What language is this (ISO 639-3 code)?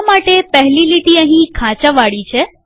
guj